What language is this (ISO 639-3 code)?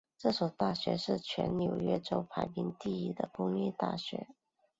zho